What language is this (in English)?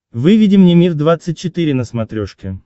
Russian